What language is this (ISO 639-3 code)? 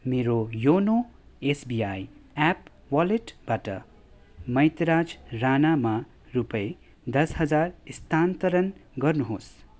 nep